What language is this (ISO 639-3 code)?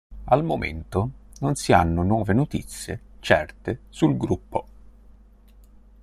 ita